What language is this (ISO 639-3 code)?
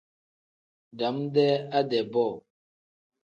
kdh